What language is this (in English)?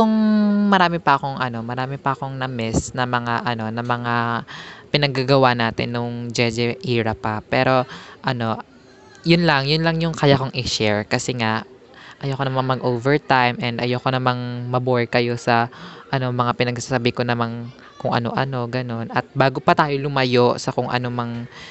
Filipino